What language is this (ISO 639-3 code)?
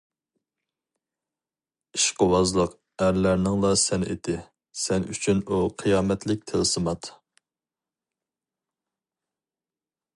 uig